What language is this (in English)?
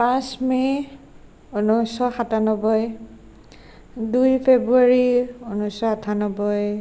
Assamese